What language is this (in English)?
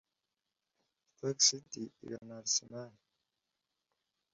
Kinyarwanda